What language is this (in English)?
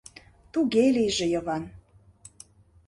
Mari